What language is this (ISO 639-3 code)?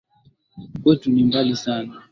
swa